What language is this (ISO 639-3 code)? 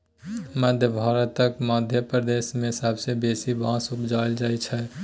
mai